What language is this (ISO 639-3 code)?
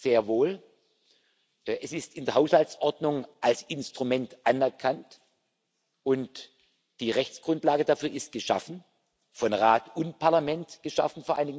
deu